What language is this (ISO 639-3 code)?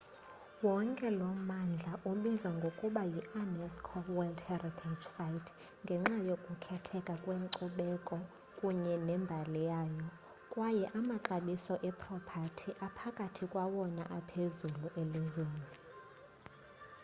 xho